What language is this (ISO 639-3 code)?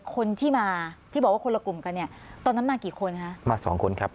tha